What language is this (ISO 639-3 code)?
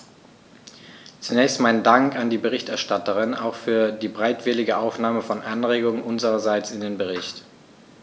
deu